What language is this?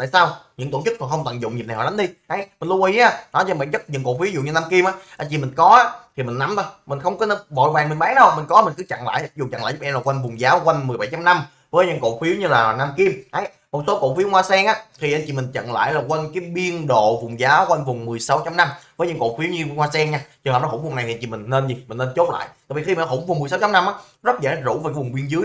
Vietnamese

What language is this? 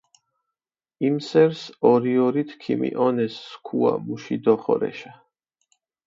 Mingrelian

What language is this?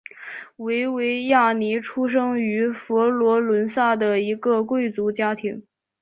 Chinese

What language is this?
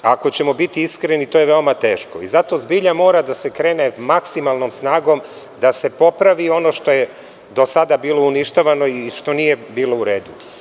Serbian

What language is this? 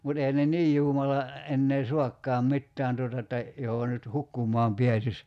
Finnish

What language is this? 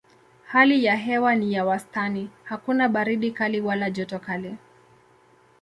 Swahili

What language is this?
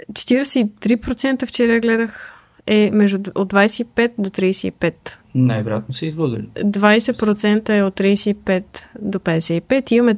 Bulgarian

